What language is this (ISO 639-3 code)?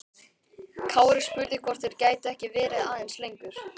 isl